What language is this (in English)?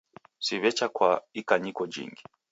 Taita